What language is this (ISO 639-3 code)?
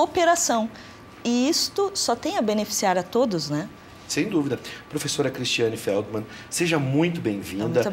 por